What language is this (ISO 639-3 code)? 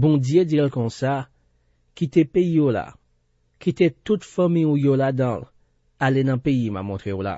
fra